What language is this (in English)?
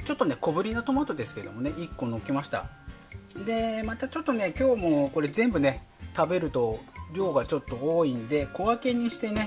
Japanese